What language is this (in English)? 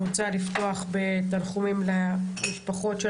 Hebrew